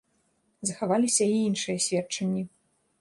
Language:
Belarusian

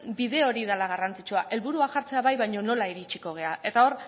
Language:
Basque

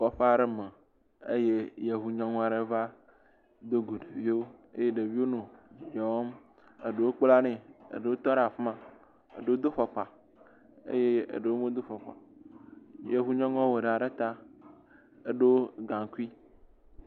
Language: Ewe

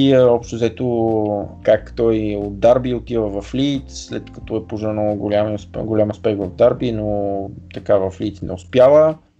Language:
Bulgarian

